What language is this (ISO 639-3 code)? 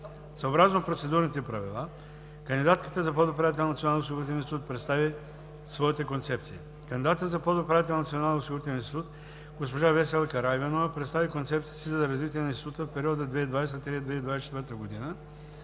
bul